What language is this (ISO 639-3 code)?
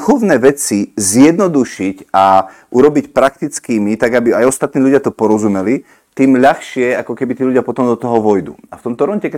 slk